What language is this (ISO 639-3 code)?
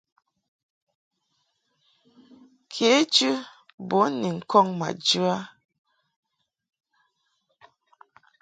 mhk